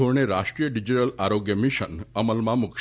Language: Gujarati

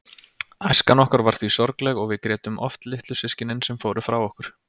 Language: Icelandic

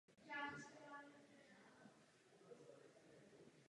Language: Czech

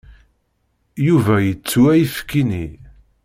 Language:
Kabyle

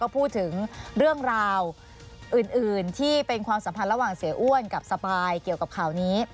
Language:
Thai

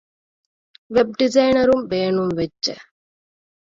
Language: Divehi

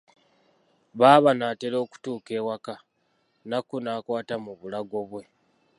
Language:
Ganda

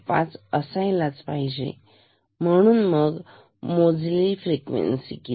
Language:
Marathi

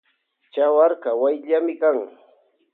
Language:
Loja Highland Quichua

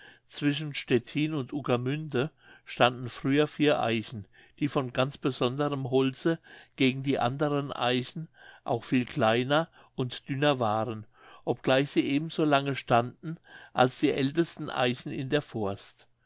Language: German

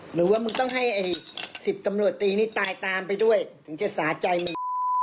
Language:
Thai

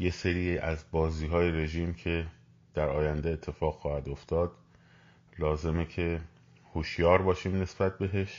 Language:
Persian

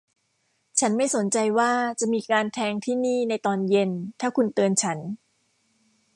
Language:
Thai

